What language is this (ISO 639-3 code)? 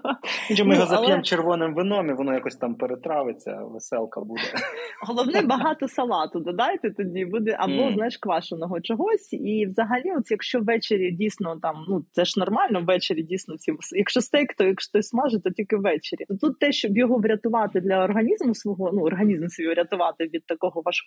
ukr